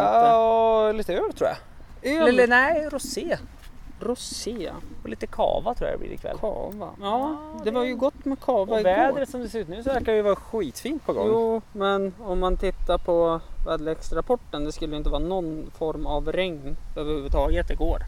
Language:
Swedish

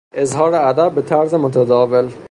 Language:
Persian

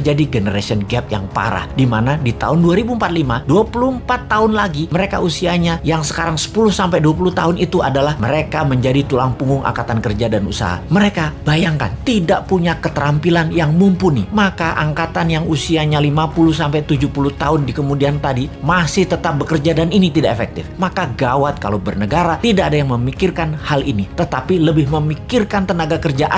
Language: Indonesian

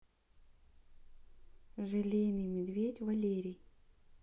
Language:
Russian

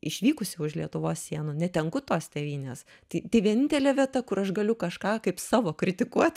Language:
Lithuanian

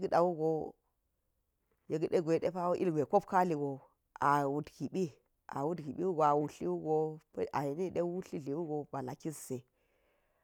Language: Geji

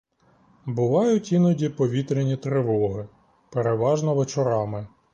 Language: Ukrainian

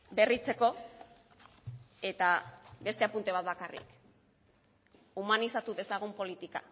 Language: Basque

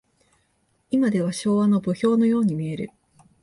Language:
Japanese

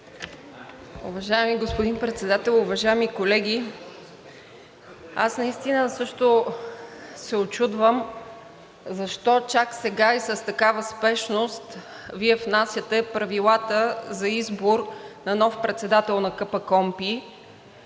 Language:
Bulgarian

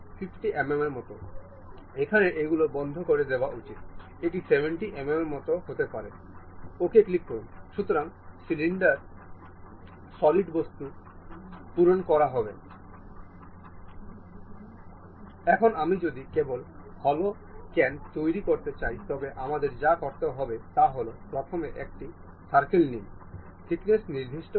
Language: Bangla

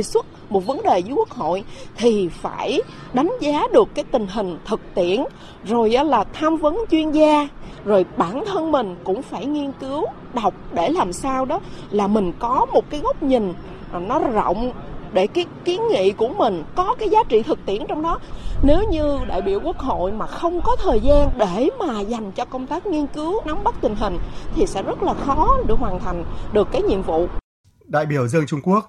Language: Vietnamese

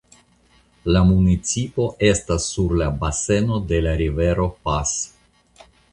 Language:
Esperanto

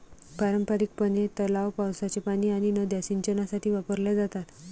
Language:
Marathi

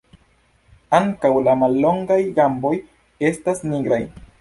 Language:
Esperanto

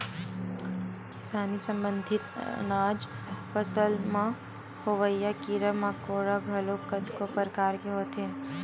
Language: Chhattisgarhi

